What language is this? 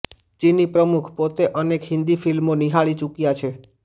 Gujarati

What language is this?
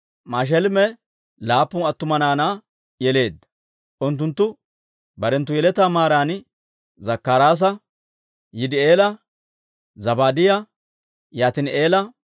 Dawro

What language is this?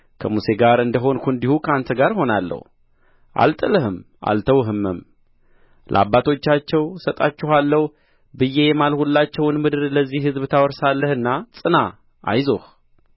Amharic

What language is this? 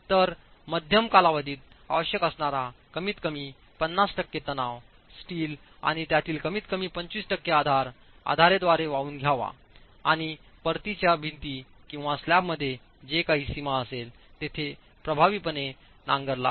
Marathi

